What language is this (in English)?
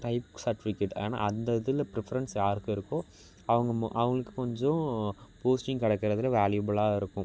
Tamil